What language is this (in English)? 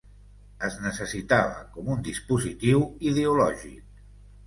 Catalan